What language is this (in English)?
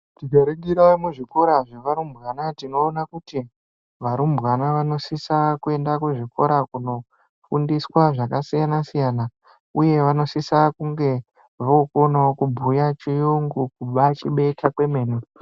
Ndau